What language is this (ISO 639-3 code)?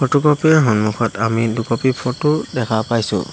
asm